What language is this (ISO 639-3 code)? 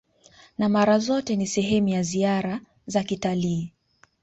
swa